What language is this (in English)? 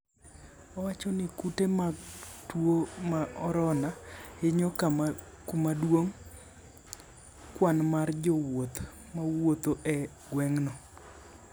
Luo (Kenya and Tanzania)